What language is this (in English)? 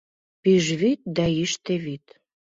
Mari